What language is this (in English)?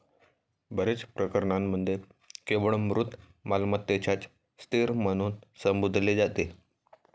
Marathi